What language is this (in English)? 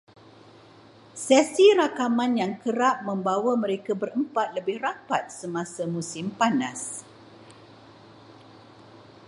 Malay